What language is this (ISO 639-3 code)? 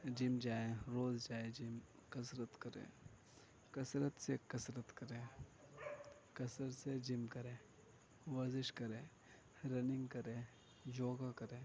urd